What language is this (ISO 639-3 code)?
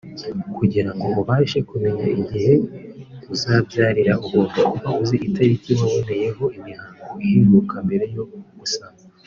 kin